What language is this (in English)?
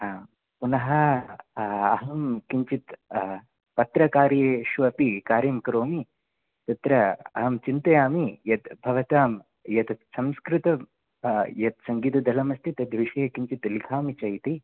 Sanskrit